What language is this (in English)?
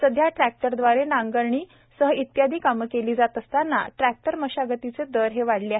Marathi